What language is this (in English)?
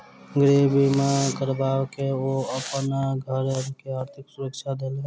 Maithili